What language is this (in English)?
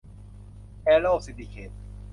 Thai